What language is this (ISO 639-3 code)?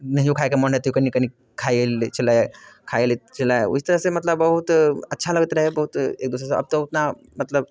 mai